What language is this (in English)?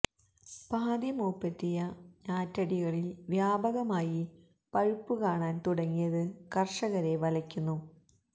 Malayalam